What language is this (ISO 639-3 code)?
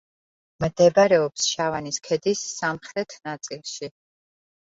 kat